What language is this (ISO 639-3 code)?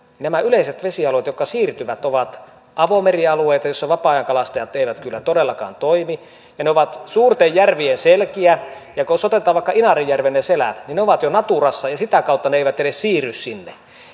fin